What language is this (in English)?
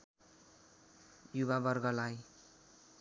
Nepali